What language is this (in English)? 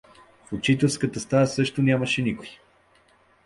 Bulgarian